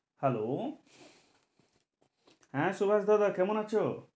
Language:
Bangla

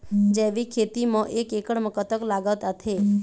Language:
Chhattisgarhi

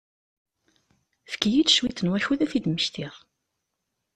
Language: Kabyle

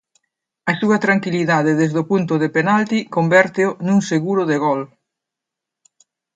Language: Galician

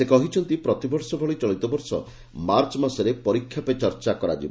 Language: Odia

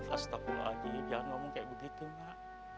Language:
Indonesian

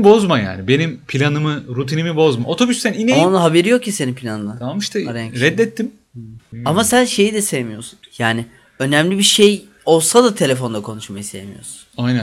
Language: Turkish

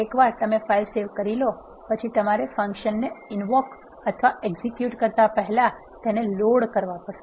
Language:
Gujarati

